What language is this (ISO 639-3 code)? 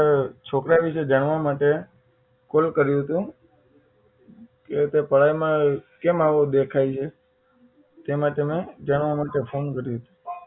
guj